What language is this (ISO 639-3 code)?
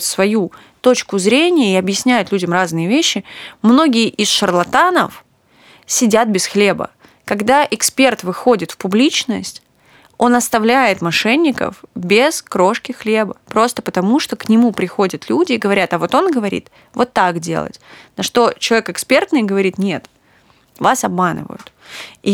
rus